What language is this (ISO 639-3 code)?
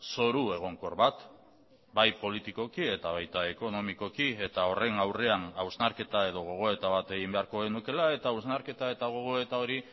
eus